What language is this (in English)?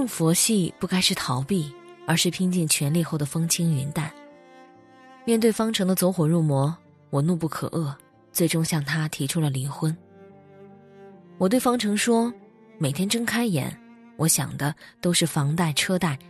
Chinese